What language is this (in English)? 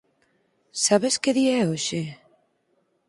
Galician